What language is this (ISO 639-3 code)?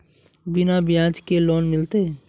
mag